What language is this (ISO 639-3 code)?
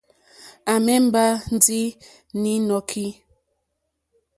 bri